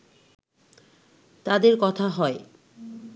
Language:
Bangla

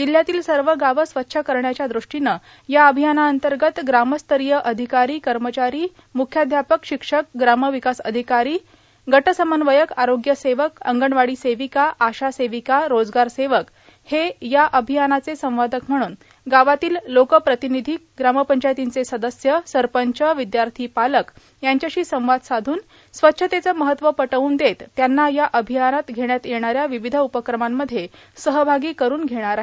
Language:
Marathi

